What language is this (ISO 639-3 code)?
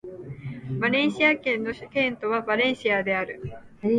jpn